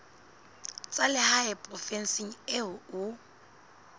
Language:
Southern Sotho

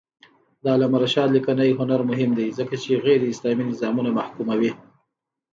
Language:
Pashto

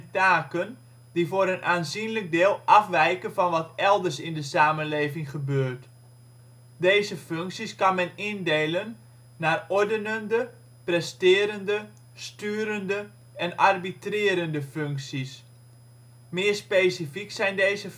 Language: Dutch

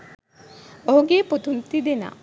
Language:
Sinhala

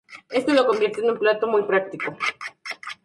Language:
Spanish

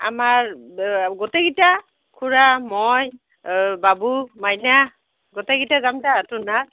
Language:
Assamese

